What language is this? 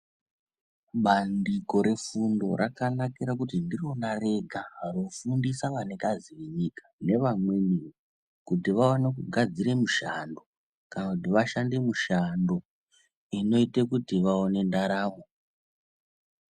Ndau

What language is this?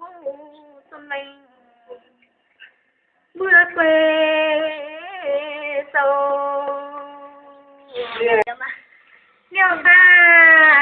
Indonesian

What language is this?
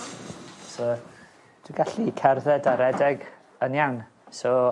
Welsh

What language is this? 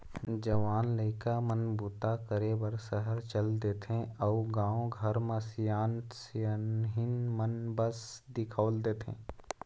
Chhattisgarhi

